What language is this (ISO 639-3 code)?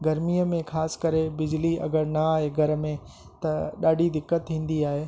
snd